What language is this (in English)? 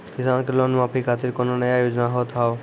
Maithili